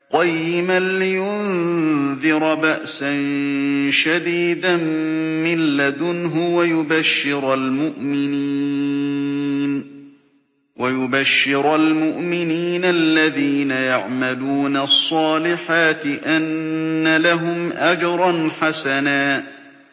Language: Arabic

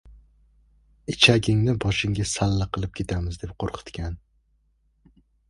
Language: Uzbek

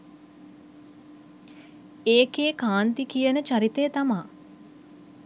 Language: Sinhala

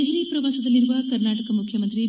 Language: Kannada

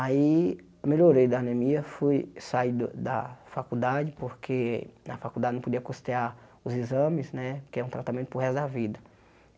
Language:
Portuguese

